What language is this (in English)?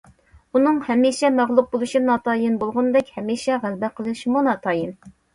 Uyghur